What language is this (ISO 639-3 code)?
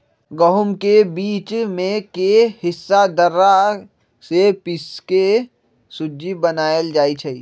mag